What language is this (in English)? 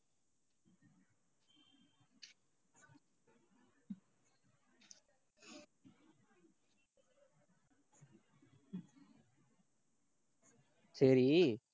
Tamil